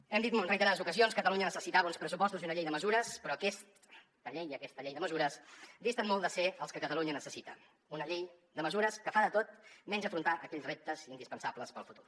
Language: Catalan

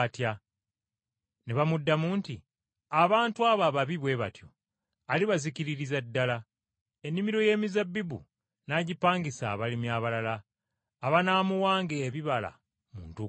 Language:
Ganda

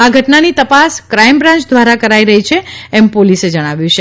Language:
Gujarati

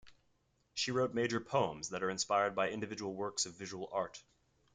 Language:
English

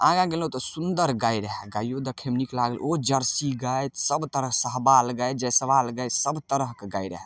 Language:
Maithili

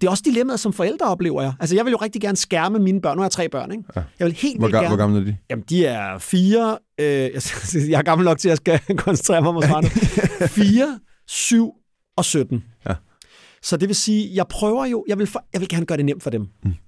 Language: Danish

